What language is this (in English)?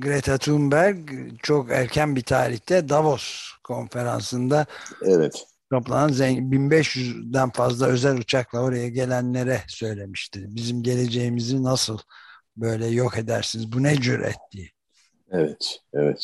Turkish